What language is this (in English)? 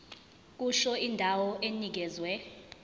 Zulu